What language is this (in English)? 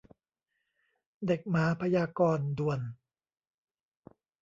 Thai